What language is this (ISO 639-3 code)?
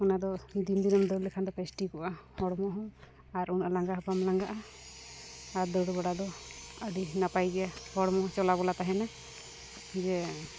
sat